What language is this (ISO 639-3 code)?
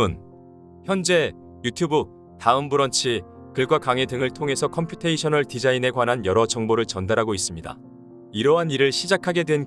kor